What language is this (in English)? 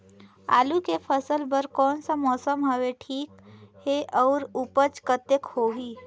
Chhattisgarhi